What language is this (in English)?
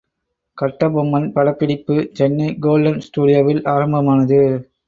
Tamil